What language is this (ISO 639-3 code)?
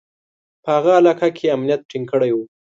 pus